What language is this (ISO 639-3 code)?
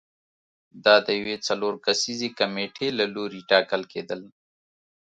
pus